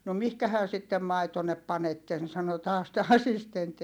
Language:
Finnish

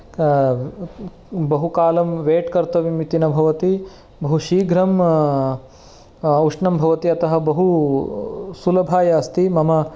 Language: Sanskrit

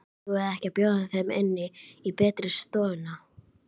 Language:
Icelandic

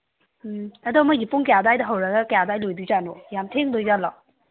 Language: Manipuri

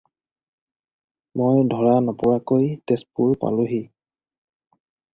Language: Assamese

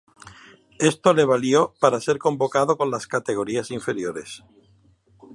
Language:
Spanish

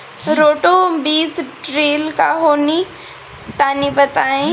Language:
Bhojpuri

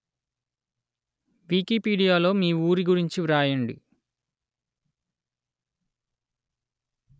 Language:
Telugu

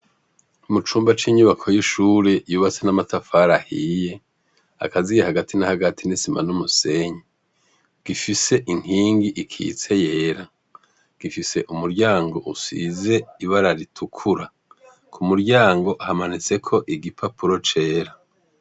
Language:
Rundi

